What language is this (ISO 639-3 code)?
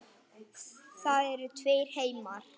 isl